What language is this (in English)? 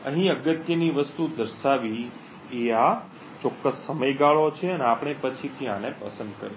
Gujarati